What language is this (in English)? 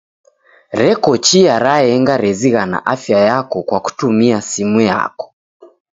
Taita